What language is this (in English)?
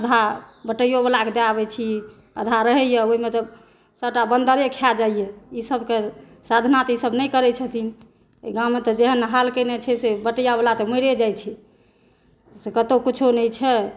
Maithili